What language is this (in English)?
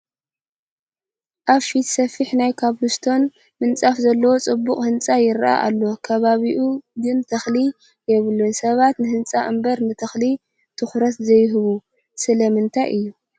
Tigrinya